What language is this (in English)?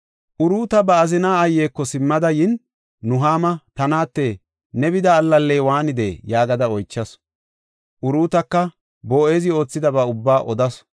Gofa